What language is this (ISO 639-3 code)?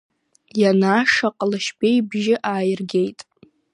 abk